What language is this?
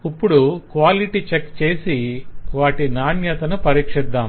Telugu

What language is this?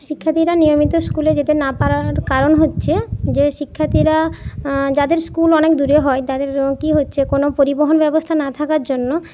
Bangla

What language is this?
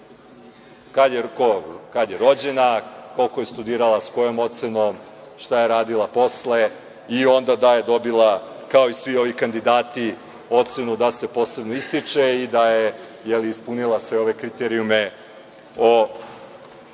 Serbian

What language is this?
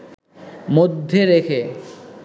Bangla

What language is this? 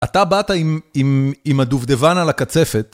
Hebrew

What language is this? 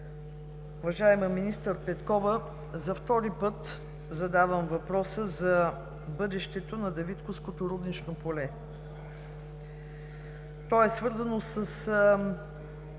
Bulgarian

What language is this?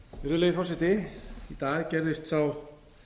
Icelandic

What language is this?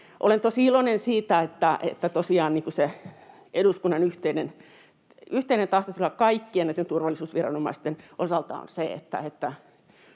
Finnish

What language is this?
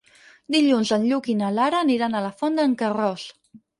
Catalan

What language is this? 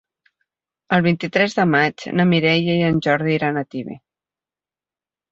Catalan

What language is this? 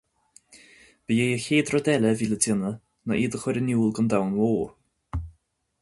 Irish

